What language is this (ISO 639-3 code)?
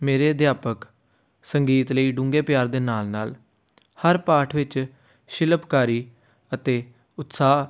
pan